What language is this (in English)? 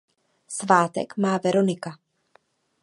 Czech